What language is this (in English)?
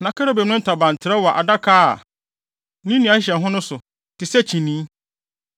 Akan